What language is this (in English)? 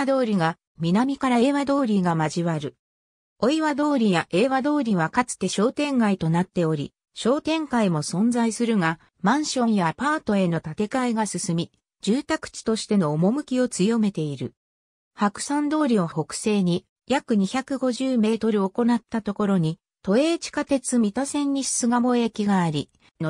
Japanese